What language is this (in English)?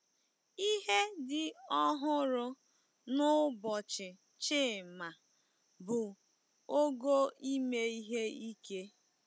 Igbo